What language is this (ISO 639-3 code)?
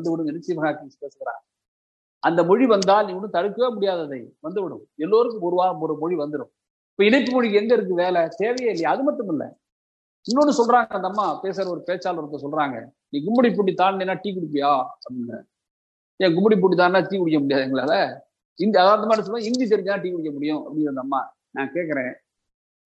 tam